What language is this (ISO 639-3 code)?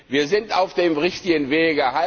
deu